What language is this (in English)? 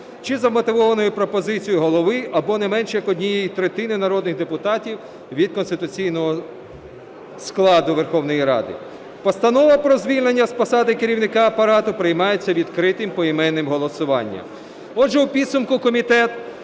Ukrainian